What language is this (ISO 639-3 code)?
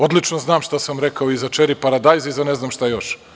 srp